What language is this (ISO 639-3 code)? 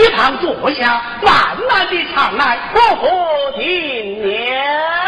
zho